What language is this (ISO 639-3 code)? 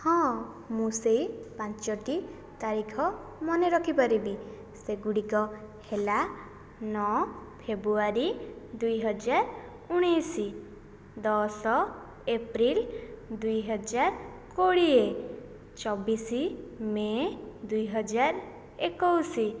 ori